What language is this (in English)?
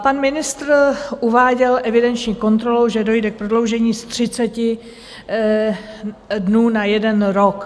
Czech